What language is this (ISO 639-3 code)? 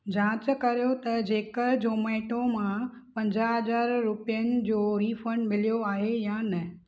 snd